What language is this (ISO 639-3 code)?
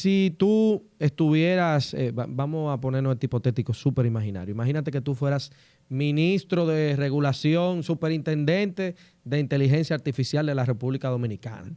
spa